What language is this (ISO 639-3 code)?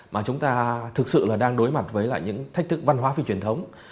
vie